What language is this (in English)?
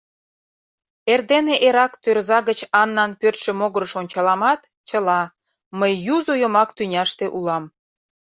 Mari